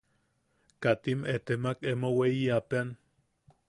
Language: Yaqui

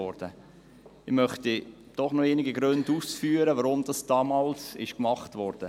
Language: Swiss German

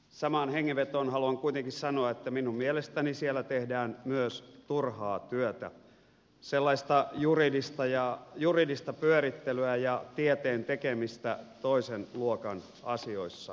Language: Finnish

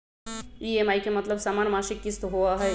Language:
Magahi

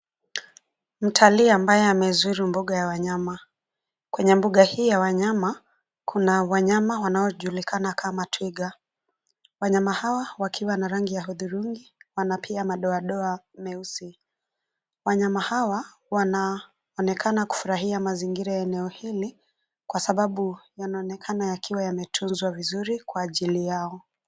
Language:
Swahili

